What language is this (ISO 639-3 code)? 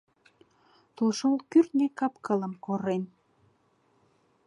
chm